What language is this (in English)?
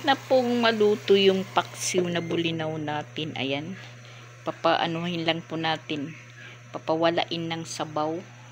Filipino